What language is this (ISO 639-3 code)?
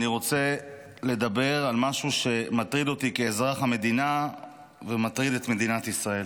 heb